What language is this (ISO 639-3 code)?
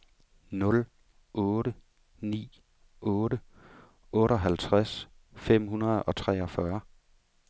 dan